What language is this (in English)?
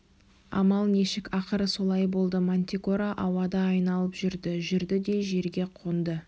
Kazakh